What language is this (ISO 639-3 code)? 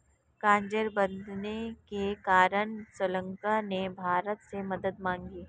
hin